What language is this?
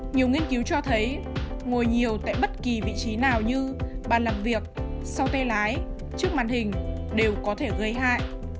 Vietnamese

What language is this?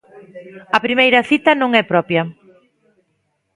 Galician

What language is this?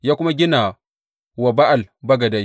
Hausa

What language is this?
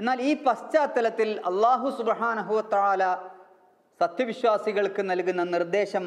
Arabic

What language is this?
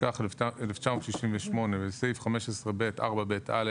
Hebrew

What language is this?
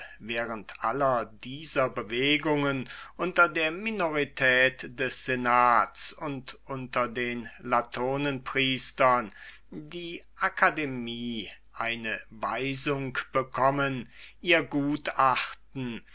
German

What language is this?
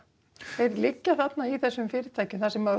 Icelandic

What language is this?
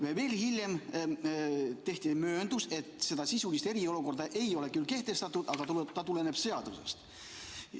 Estonian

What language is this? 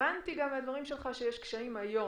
Hebrew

